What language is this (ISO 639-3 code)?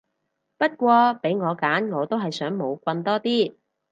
yue